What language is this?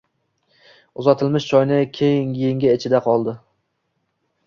Uzbek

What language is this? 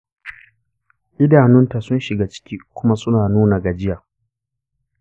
Hausa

